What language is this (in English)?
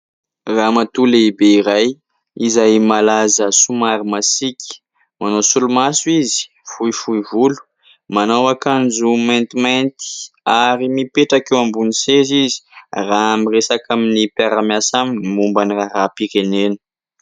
Malagasy